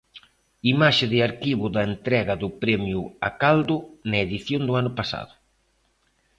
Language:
Galician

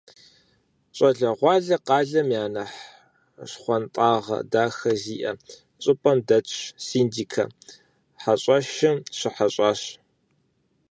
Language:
Kabardian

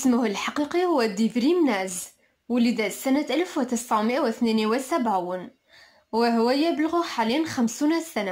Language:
Arabic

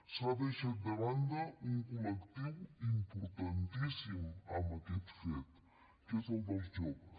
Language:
Catalan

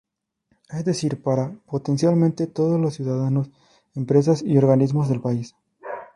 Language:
Spanish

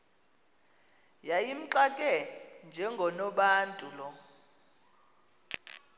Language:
Xhosa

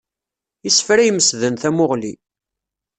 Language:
Kabyle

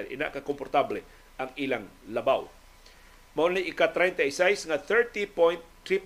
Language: Filipino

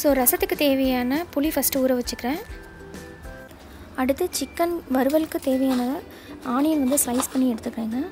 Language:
Romanian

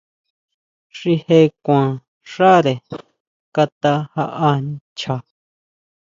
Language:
Huautla Mazatec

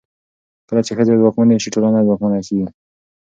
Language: Pashto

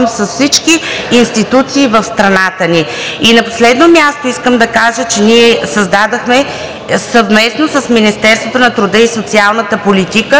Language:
Bulgarian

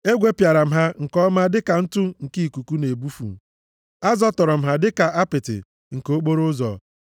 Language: Igbo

